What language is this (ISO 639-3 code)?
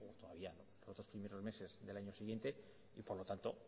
spa